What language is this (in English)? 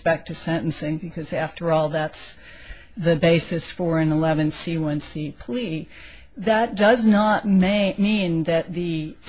English